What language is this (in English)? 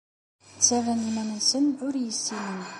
Kabyle